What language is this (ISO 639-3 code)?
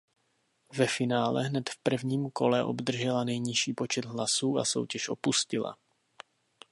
ces